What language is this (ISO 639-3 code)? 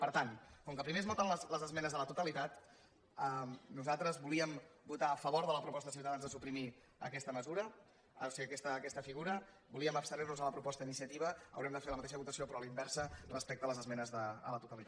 cat